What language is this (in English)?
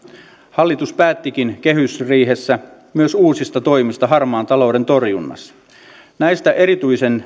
Finnish